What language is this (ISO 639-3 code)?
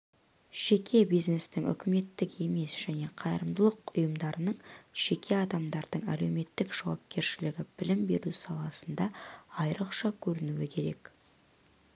kaz